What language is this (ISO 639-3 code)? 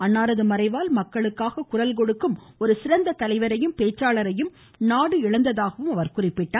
tam